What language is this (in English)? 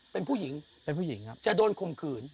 Thai